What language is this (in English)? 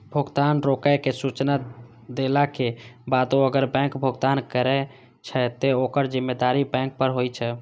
Maithili